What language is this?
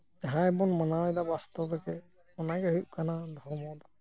Santali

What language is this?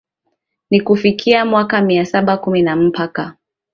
Swahili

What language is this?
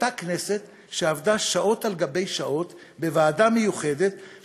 Hebrew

